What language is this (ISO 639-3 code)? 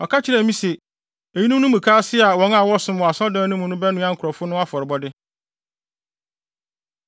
aka